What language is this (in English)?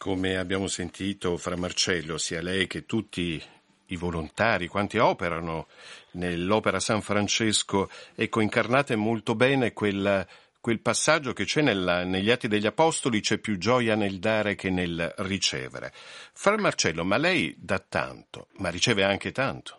Italian